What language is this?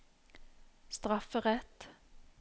Norwegian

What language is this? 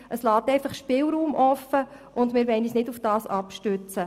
Swiss German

